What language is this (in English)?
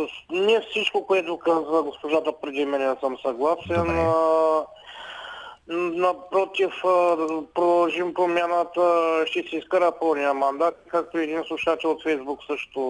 Bulgarian